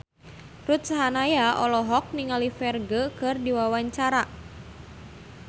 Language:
Sundanese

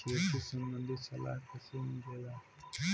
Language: Bhojpuri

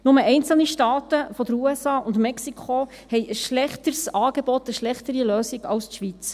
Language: Swiss German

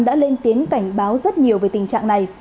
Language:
Vietnamese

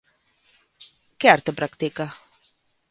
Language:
Galician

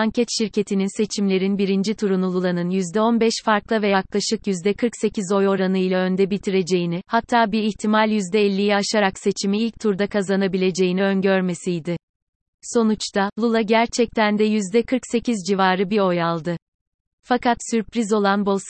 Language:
Turkish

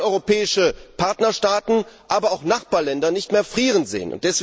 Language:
German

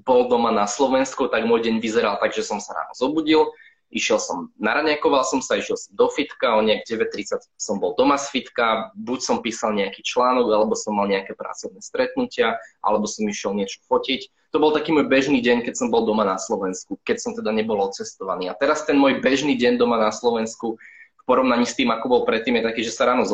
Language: Slovak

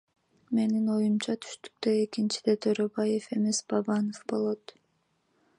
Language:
Kyrgyz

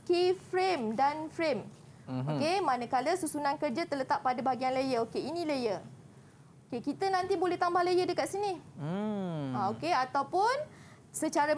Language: Malay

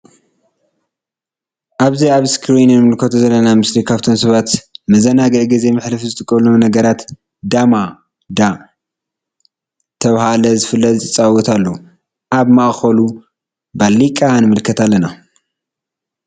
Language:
Tigrinya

